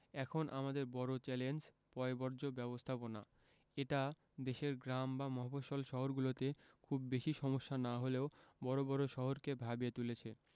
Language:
Bangla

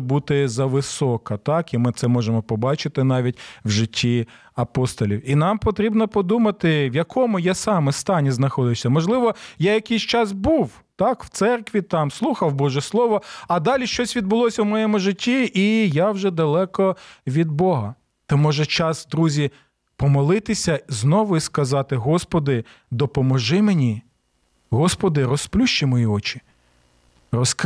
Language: Ukrainian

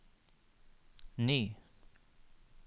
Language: Norwegian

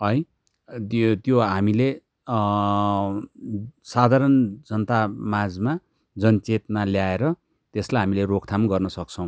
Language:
Nepali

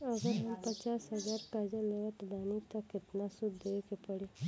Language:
Bhojpuri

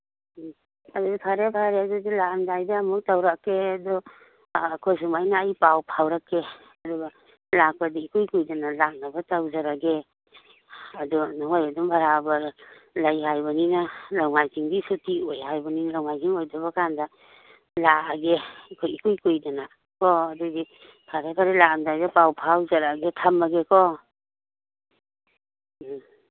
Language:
Manipuri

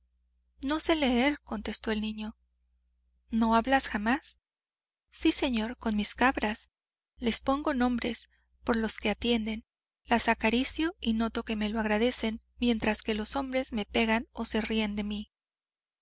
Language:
Spanish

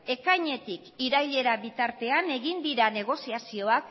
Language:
Basque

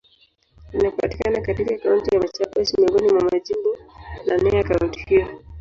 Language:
Swahili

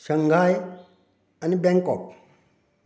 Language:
Konkani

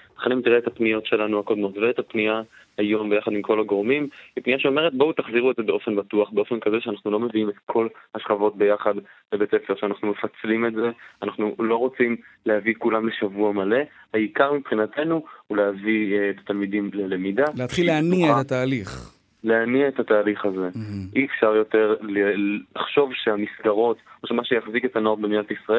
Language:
Hebrew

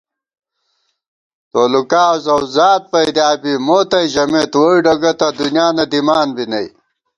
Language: Gawar-Bati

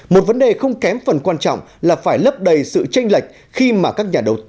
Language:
Vietnamese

